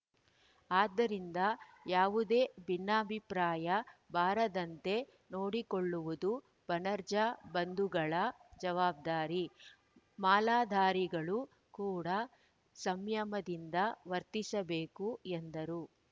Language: Kannada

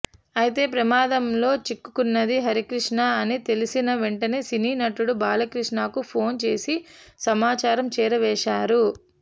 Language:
Telugu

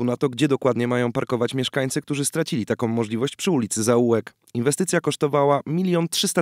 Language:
Polish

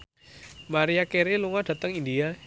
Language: Javanese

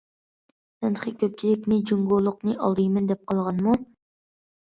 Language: Uyghur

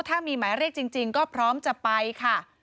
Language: Thai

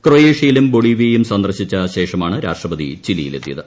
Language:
Malayalam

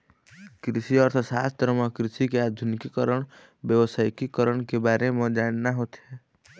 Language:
Chhattisgarhi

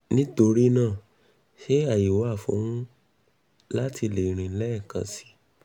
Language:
Yoruba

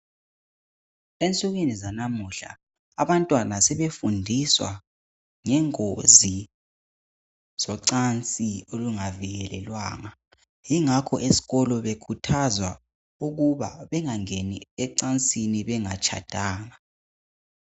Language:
North Ndebele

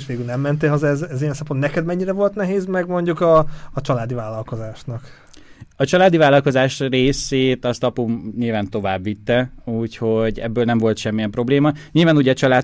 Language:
Hungarian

